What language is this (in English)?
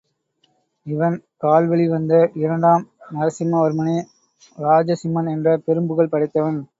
Tamil